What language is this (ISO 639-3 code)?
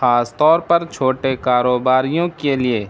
urd